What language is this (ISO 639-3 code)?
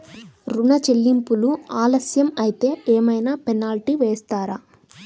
tel